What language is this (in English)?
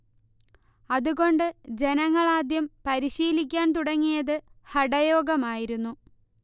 Malayalam